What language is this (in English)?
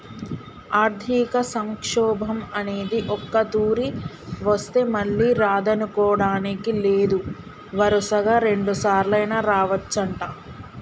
Telugu